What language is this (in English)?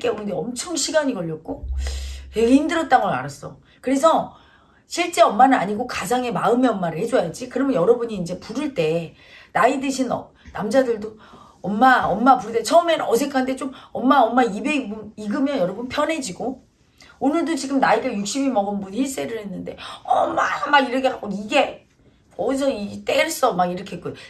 Korean